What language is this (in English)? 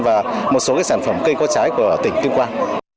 Vietnamese